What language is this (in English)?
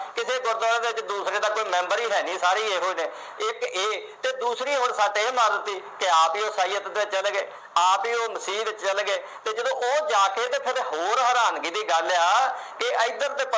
Punjabi